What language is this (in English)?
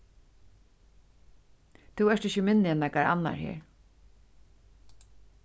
Faroese